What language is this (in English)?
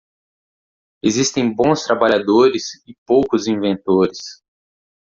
Portuguese